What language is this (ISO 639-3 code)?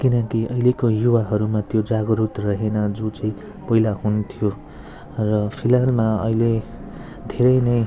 nep